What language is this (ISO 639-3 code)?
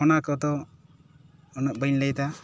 sat